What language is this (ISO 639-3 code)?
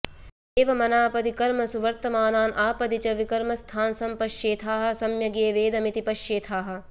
san